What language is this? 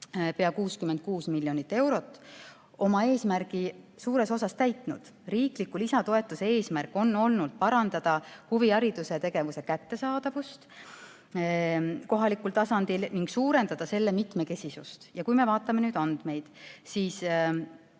Estonian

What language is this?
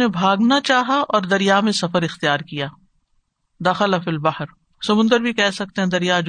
Urdu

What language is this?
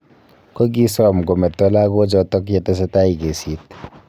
Kalenjin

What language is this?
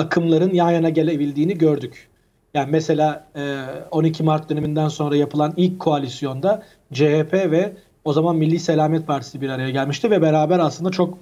Turkish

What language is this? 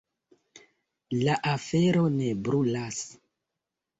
Esperanto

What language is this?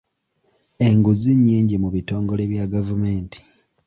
Ganda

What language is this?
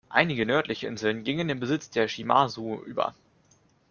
German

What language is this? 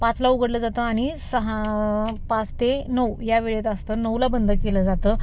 Marathi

